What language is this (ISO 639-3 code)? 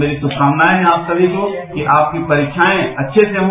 hin